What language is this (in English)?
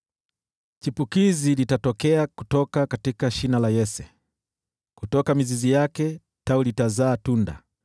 Swahili